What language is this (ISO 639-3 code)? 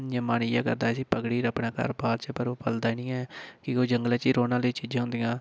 doi